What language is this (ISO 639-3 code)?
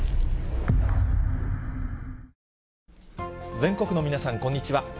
jpn